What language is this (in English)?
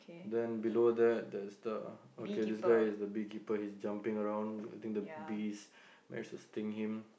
English